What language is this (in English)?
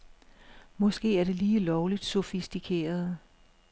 Danish